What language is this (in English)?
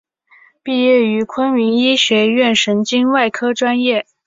Chinese